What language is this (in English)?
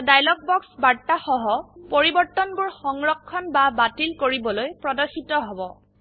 Assamese